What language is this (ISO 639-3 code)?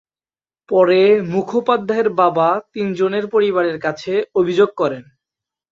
ben